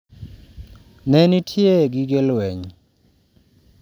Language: Luo (Kenya and Tanzania)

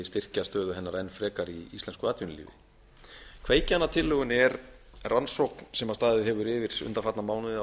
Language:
Icelandic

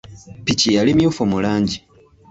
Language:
Ganda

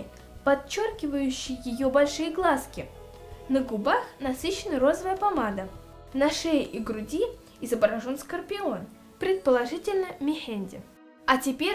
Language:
Russian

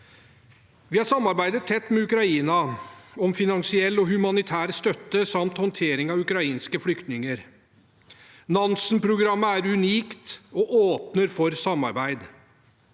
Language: Norwegian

